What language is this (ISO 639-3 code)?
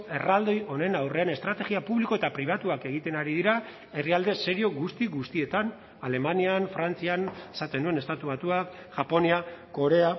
eus